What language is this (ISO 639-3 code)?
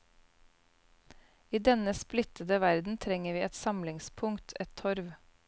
nor